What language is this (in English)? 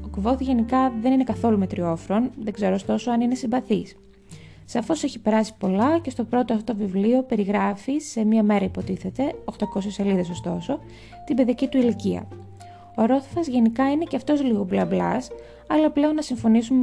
Greek